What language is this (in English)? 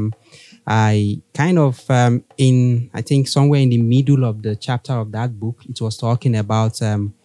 English